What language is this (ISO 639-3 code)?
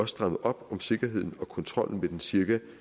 dan